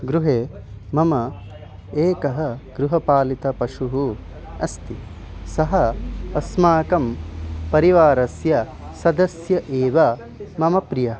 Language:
Sanskrit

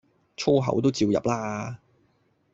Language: Cantonese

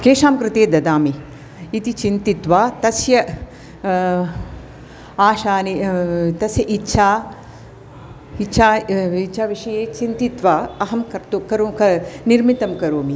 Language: Sanskrit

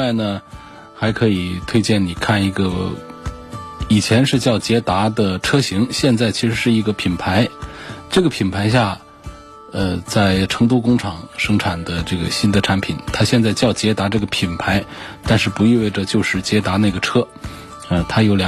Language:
Chinese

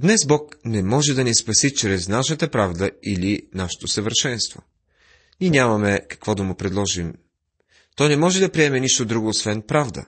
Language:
Bulgarian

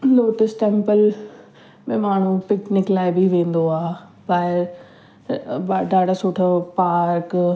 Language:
Sindhi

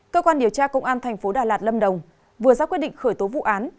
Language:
Vietnamese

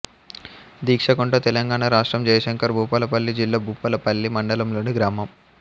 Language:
Telugu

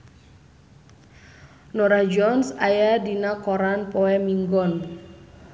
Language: Sundanese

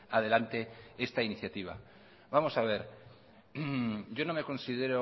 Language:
Spanish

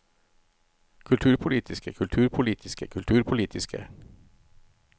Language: Norwegian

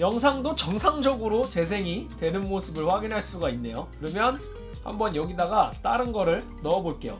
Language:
Korean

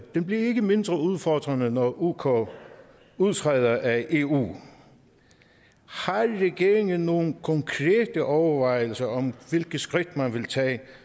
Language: Danish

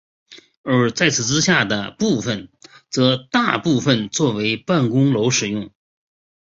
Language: Chinese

